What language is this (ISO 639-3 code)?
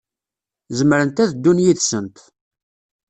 kab